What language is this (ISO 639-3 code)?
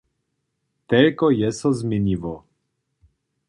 hsb